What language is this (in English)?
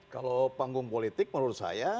Indonesian